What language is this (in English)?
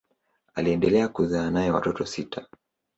Swahili